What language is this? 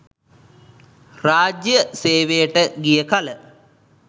Sinhala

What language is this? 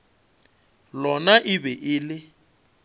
Northern Sotho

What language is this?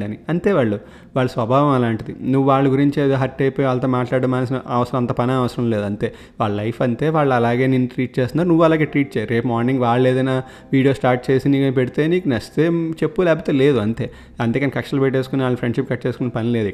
Telugu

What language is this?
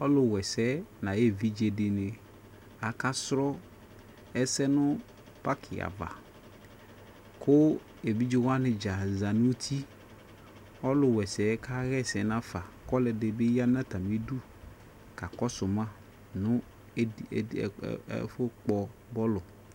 Ikposo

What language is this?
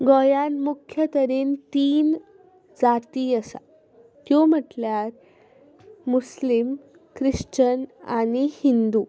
Konkani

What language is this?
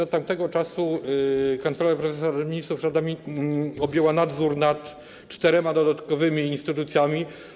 Polish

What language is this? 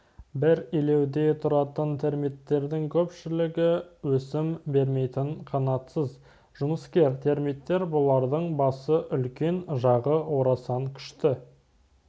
Kazakh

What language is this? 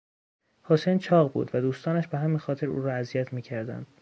Persian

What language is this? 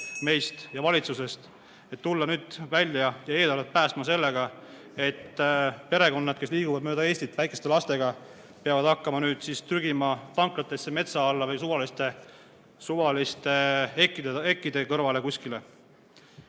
Estonian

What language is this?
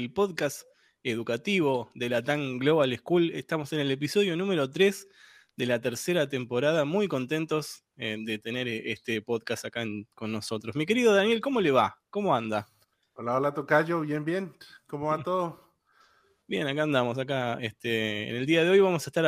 Spanish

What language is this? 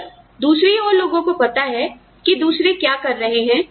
Hindi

